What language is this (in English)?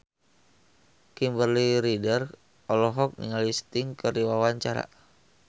Sundanese